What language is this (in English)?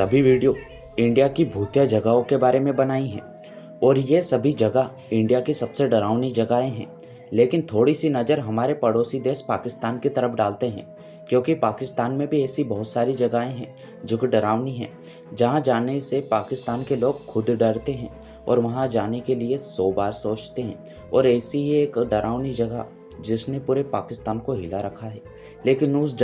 Hindi